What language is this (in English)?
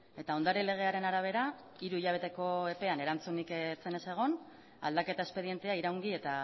Basque